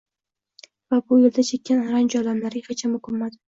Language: Uzbek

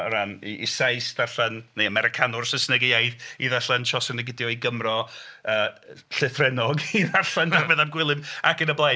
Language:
Welsh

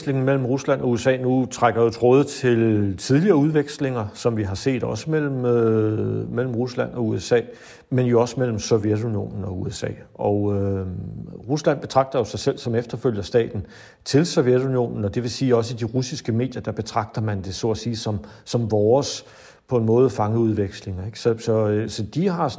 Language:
Danish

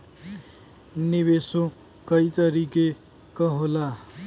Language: Bhojpuri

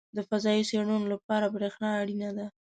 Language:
Pashto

